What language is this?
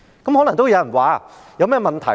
Cantonese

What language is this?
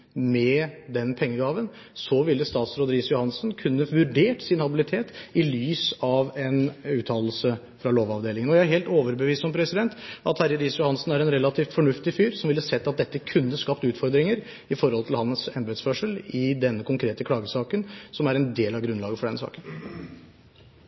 Norwegian Bokmål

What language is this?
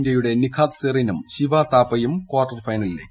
Malayalam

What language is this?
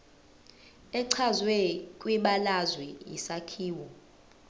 Zulu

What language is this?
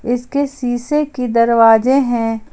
Hindi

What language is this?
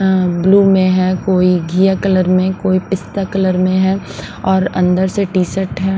Hindi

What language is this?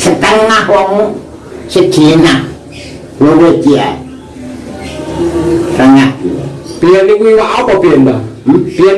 Indonesian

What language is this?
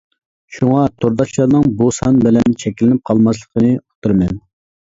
Uyghur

